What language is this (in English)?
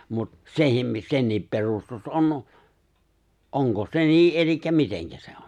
Finnish